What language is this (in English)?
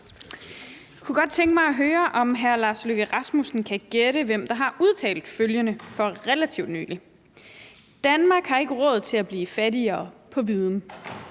Danish